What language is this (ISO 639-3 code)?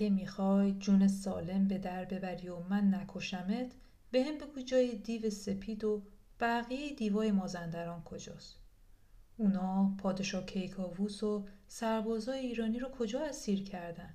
fas